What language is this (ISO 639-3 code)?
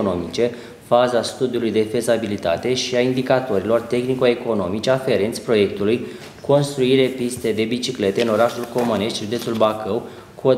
ron